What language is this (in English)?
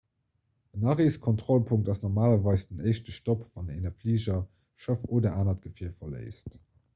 Luxembourgish